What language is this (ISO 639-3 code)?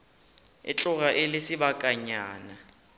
nso